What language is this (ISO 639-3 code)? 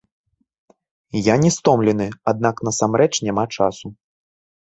bel